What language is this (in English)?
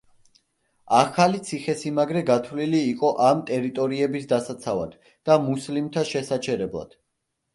Georgian